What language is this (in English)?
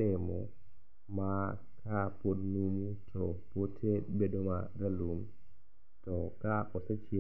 Luo (Kenya and Tanzania)